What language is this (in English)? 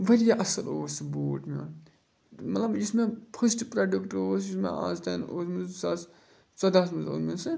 Kashmiri